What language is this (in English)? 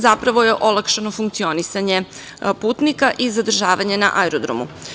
Serbian